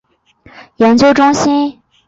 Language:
Chinese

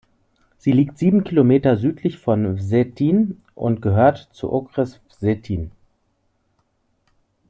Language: German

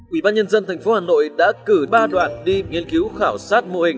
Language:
Vietnamese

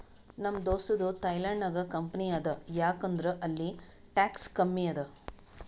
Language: Kannada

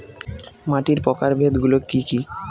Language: Bangla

